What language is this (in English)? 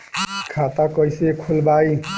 Bhojpuri